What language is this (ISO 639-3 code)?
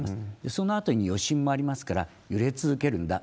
jpn